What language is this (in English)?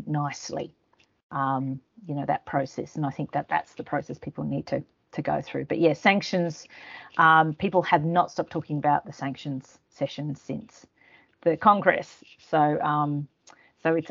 English